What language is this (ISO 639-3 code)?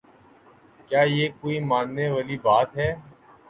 urd